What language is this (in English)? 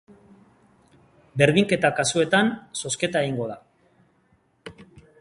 Basque